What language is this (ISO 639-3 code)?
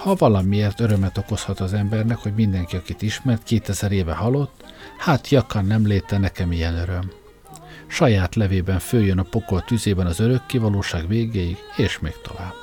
hun